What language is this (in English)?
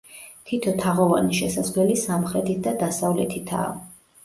Georgian